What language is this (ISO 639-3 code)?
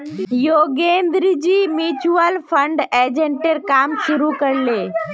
mag